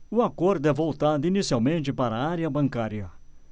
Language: Portuguese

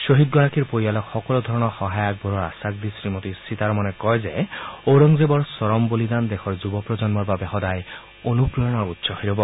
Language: Assamese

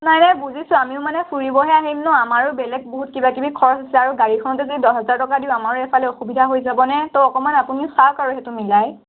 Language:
Assamese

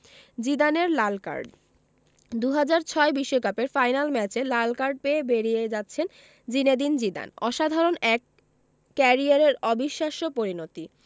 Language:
Bangla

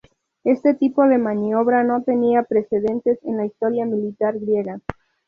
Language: Spanish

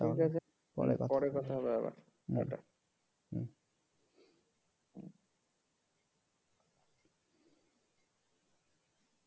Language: Bangla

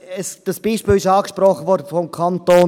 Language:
Swiss German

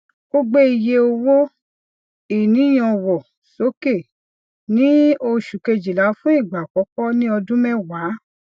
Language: Yoruba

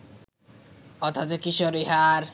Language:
Bangla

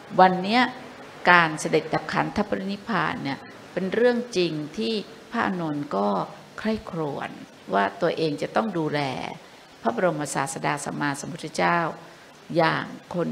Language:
Thai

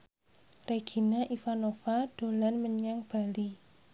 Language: Javanese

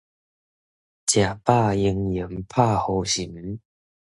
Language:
Min Nan Chinese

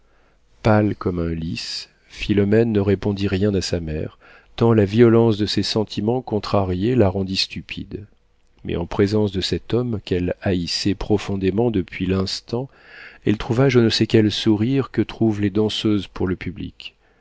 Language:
French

